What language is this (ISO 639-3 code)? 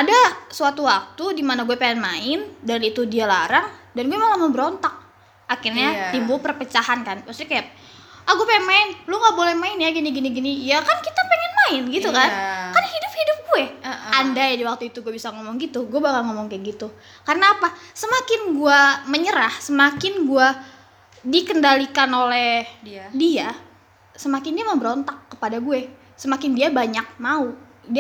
ind